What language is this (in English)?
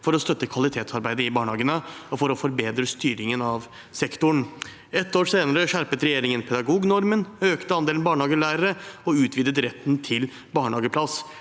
Norwegian